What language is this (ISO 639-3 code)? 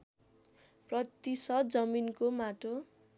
nep